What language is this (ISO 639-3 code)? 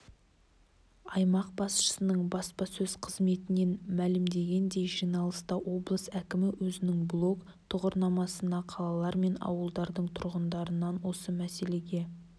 kaz